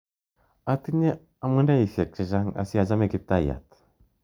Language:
Kalenjin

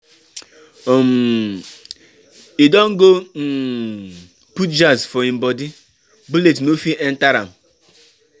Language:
Nigerian Pidgin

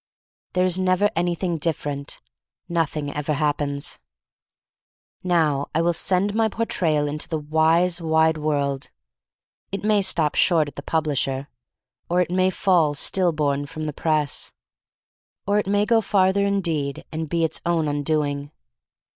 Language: English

